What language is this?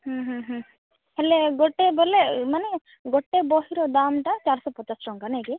Odia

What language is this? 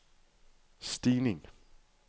Danish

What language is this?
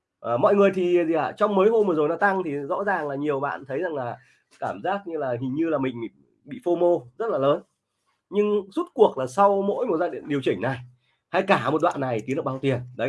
Vietnamese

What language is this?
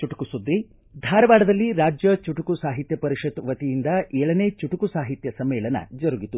Kannada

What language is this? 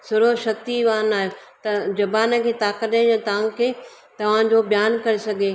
Sindhi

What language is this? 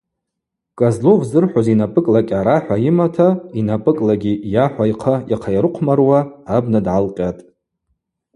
Abaza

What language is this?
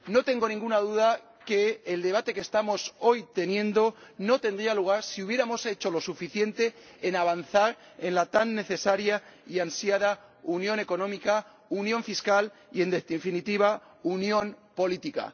Spanish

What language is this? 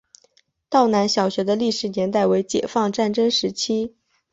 Chinese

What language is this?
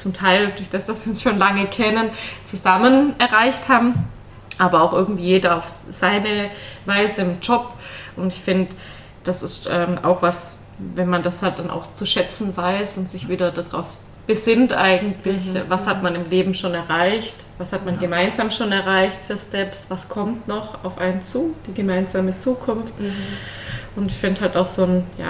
German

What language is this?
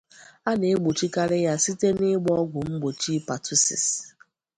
Igbo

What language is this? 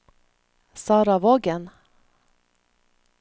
Norwegian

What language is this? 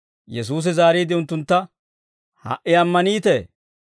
Dawro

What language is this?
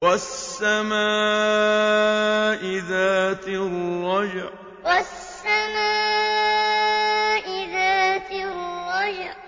Arabic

